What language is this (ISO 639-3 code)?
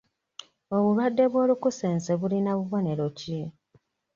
lug